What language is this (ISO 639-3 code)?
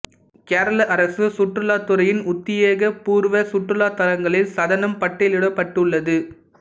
tam